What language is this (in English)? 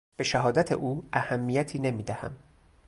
Persian